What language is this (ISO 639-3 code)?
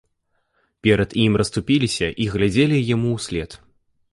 bel